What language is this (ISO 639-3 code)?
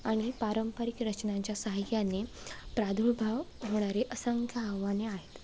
mar